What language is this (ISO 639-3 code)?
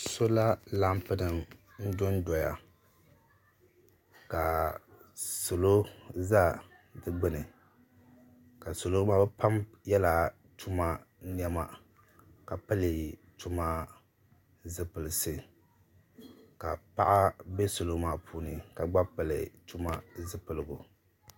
dag